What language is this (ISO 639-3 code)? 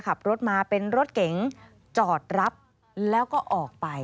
tha